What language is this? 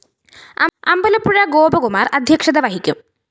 Malayalam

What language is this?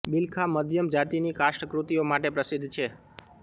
Gujarati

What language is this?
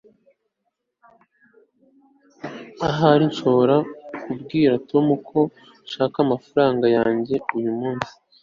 Kinyarwanda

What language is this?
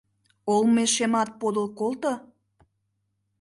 Mari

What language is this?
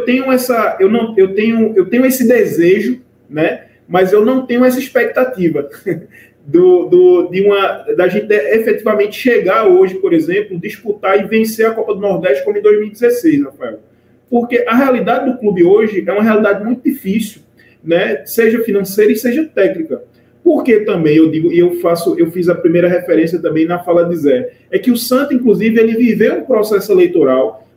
Portuguese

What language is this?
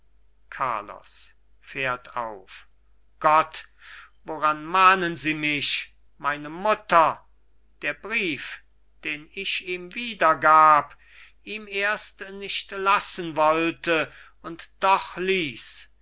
German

